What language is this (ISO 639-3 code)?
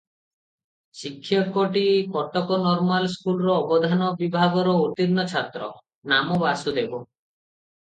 ori